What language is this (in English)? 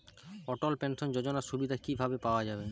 Bangla